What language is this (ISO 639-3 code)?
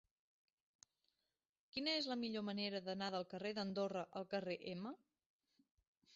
cat